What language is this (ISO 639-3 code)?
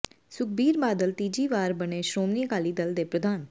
pan